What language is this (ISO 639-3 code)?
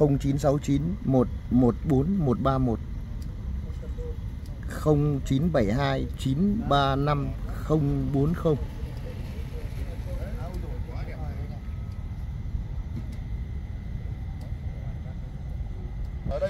vie